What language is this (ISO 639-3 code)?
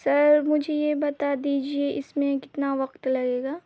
urd